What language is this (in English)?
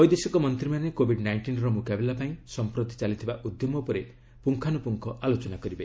Odia